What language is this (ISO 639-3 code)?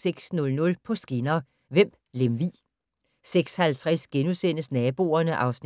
dan